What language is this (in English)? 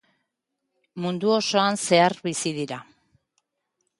Basque